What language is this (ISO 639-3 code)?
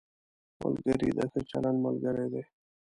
pus